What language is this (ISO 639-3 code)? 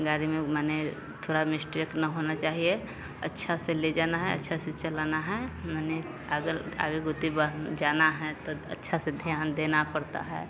hin